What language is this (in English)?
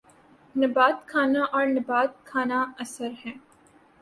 Urdu